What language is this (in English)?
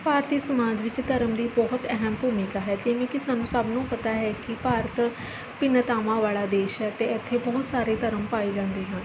Punjabi